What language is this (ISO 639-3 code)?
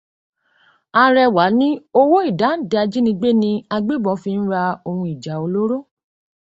yor